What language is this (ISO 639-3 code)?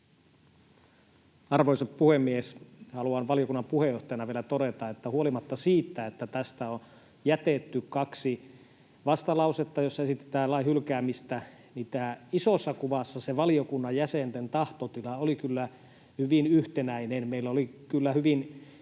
fin